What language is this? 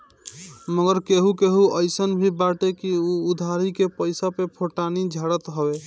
Bhojpuri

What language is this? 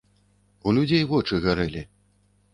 Belarusian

